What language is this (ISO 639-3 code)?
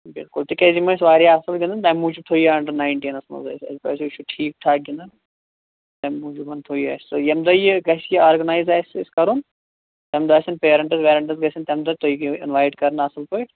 kas